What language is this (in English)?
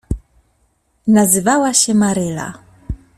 Polish